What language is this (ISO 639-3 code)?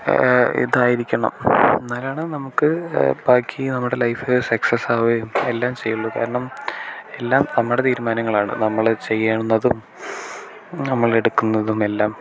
mal